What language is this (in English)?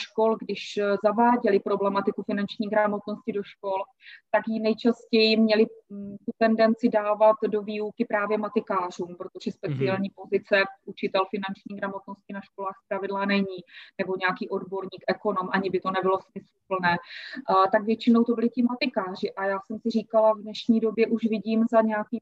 Czech